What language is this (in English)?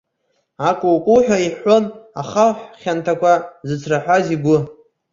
Abkhazian